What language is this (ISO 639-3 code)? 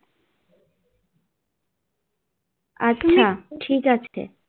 ben